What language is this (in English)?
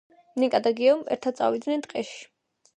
Georgian